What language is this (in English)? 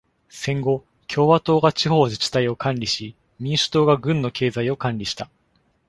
Japanese